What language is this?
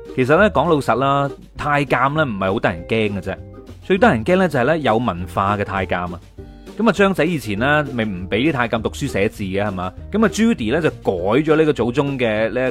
Chinese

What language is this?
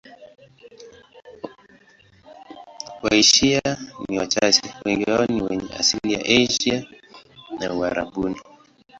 Swahili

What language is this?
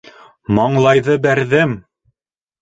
Bashkir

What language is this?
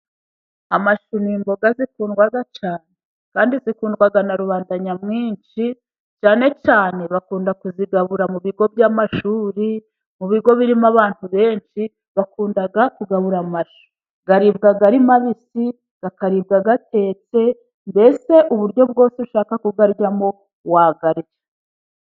Kinyarwanda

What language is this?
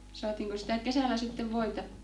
Finnish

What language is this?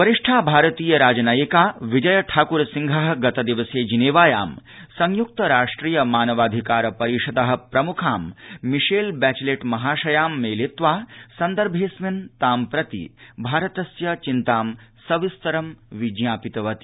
Sanskrit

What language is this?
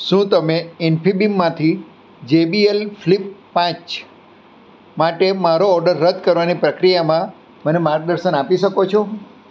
Gujarati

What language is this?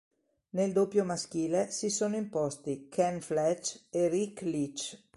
Italian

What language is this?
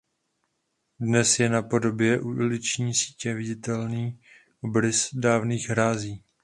Czech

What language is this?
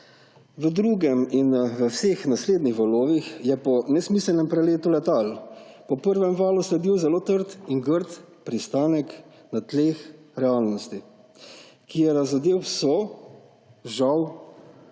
Slovenian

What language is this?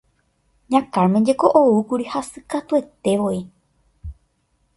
Guarani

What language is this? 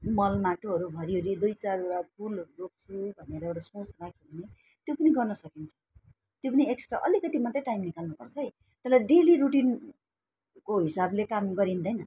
Nepali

